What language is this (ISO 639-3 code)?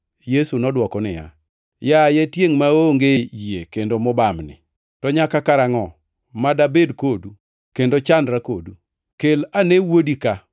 luo